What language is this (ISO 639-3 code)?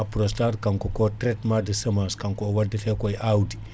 ful